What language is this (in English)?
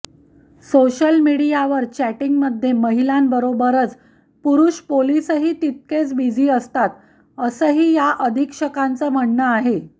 Marathi